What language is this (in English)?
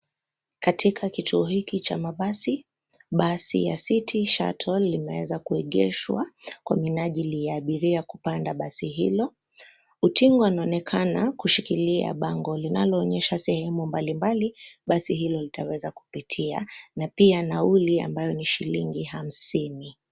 Swahili